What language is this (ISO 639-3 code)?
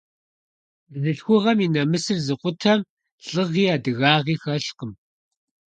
kbd